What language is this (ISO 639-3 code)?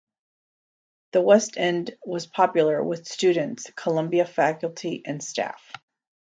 eng